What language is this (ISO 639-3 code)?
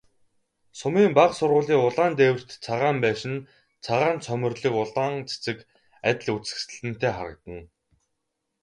mon